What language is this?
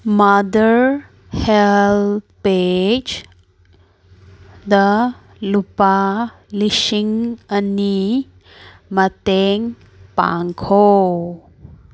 Manipuri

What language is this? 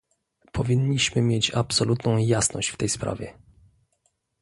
Polish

